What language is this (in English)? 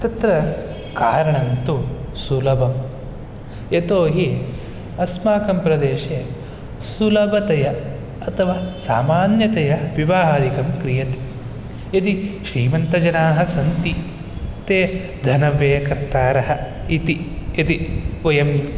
Sanskrit